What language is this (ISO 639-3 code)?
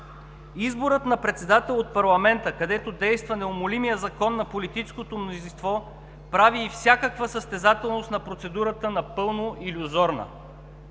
bul